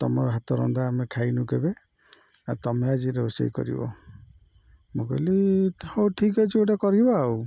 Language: Odia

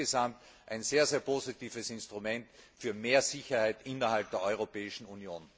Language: German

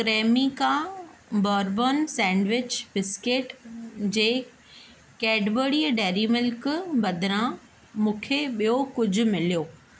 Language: Sindhi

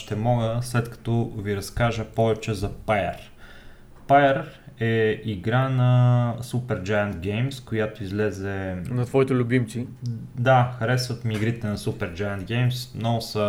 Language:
Bulgarian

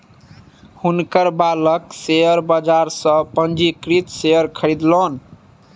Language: Maithili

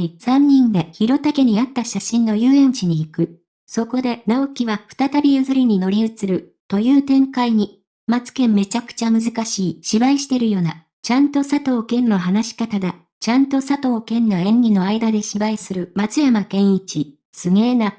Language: Japanese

